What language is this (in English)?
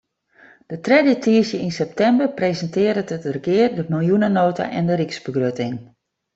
Western Frisian